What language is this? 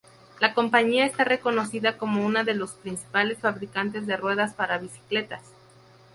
Spanish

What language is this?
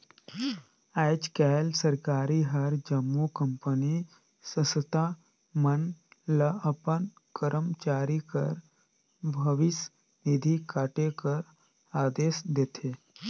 Chhattisgarhi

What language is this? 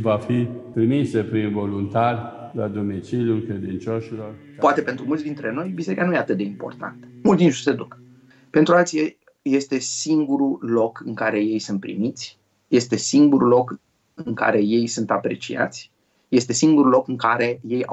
Romanian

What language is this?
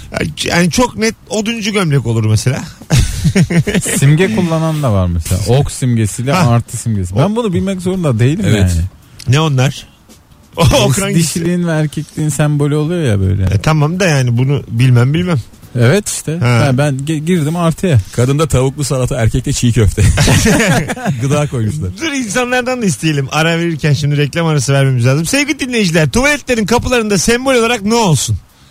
Turkish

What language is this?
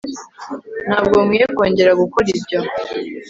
Kinyarwanda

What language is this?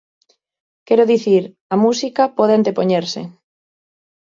Galician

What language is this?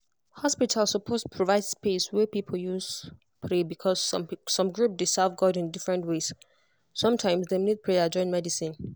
Nigerian Pidgin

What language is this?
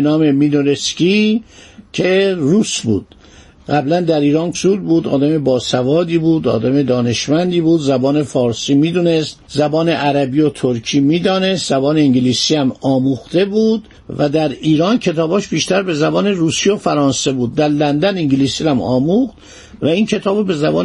Persian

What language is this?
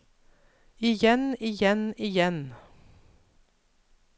Norwegian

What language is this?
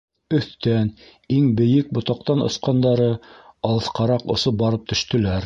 Bashkir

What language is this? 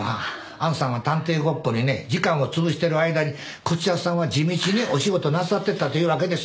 Japanese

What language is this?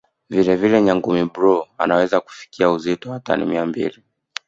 Swahili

